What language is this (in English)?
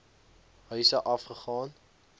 Afrikaans